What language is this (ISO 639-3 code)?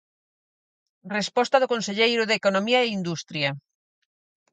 glg